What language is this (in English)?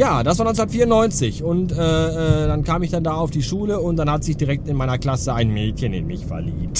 German